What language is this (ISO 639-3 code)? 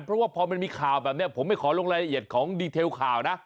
tha